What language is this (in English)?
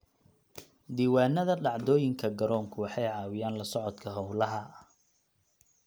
Somali